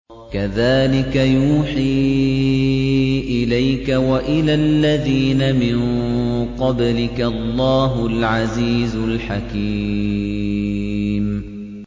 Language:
Arabic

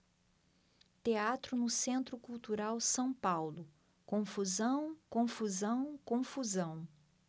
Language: Portuguese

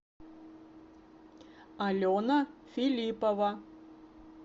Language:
Russian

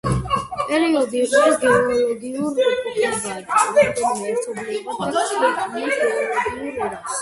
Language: Georgian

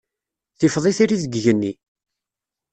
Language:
Kabyle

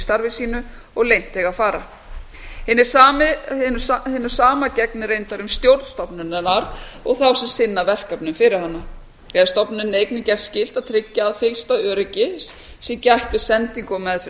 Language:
Icelandic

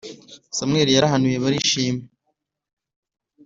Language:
Kinyarwanda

